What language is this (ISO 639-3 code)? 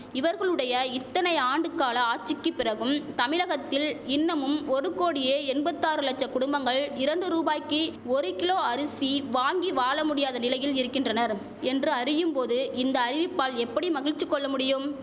tam